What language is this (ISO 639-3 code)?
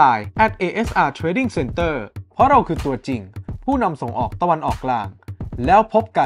tha